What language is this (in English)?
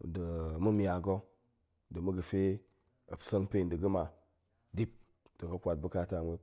Goemai